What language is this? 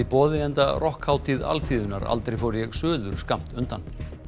Icelandic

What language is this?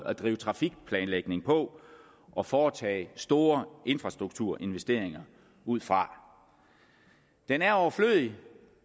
Danish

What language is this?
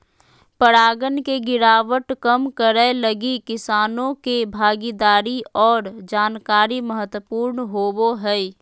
Magahi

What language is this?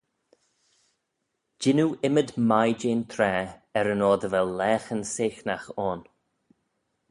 Manx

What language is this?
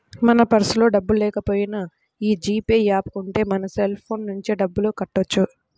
Telugu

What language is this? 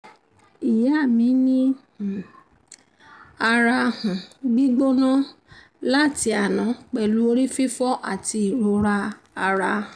Yoruba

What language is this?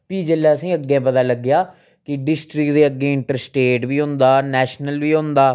Dogri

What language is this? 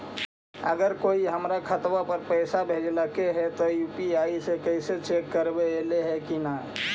Magahi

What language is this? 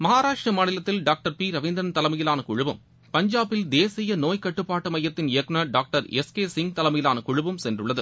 Tamil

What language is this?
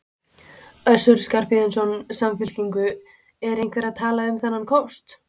Icelandic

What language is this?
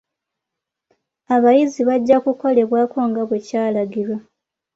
Ganda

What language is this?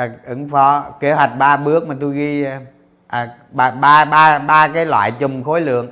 Vietnamese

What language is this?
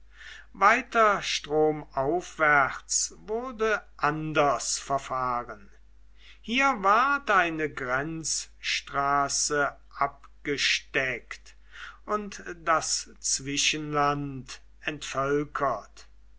German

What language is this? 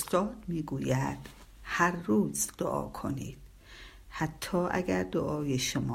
Persian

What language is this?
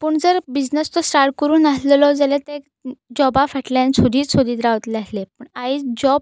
Konkani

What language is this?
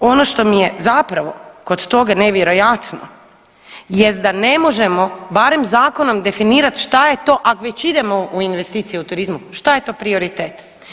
Croatian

